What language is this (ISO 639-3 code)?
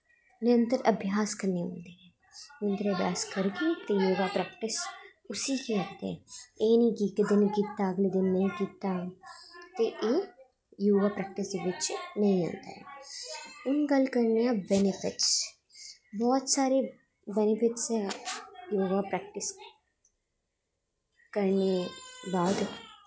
doi